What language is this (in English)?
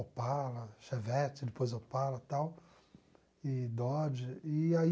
Portuguese